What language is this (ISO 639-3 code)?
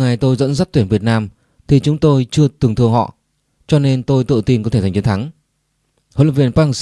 vie